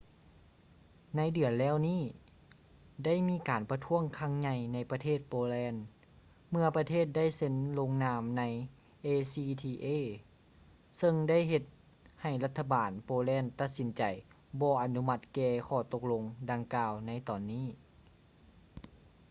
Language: Lao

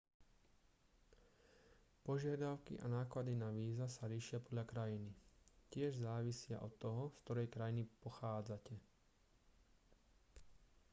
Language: Slovak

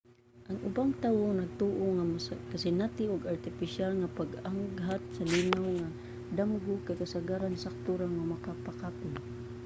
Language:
Cebuano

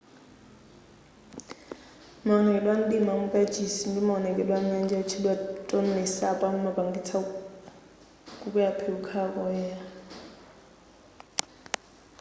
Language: Nyanja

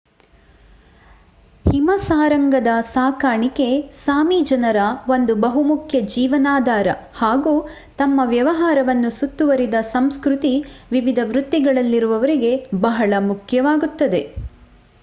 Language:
Kannada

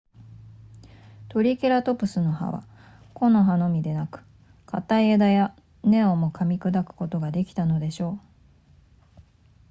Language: Japanese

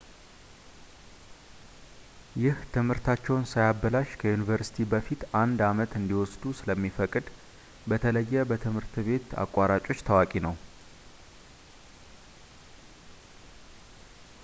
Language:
Amharic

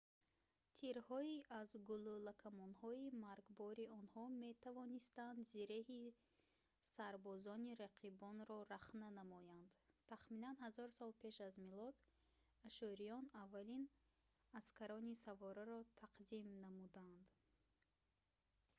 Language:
Tajik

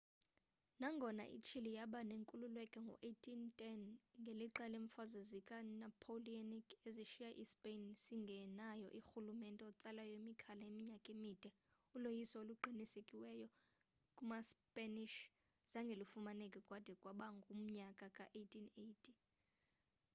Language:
Xhosa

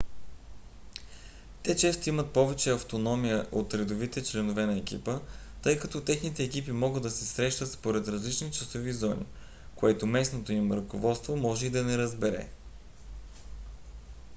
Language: Bulgarian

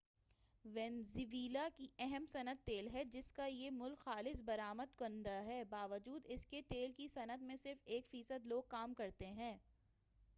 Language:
Urdu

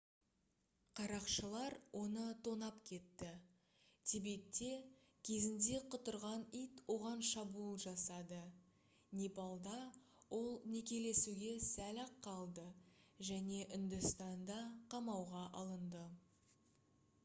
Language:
Kazakh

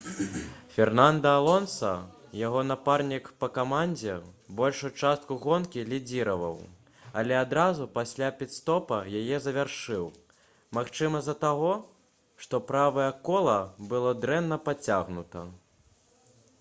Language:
Belarusian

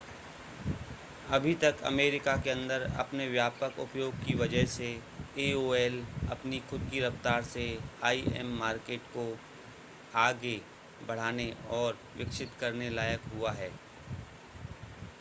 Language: Hindi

